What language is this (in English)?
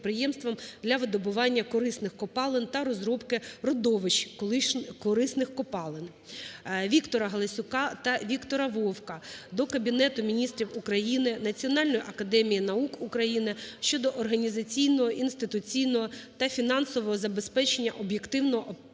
Ukrainian